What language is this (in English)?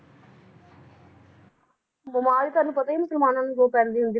Punjabi